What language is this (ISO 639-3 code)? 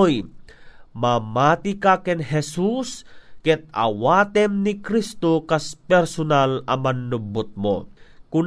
fil